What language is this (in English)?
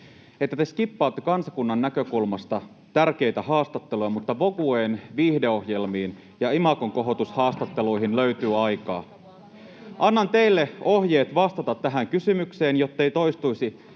Finnish